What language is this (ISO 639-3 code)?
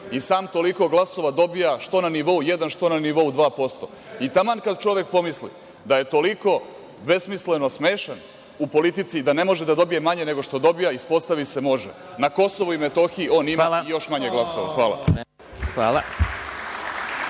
srp